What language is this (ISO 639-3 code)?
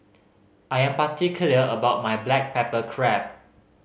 eng